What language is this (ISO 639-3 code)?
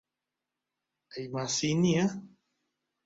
ckb